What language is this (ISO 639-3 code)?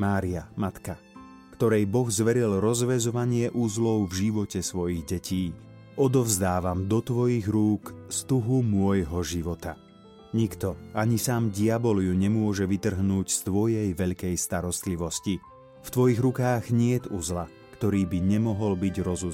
slk